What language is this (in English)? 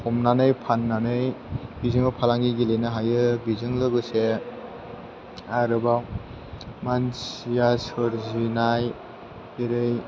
Bodo